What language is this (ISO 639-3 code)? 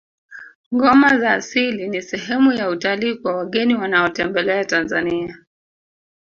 swa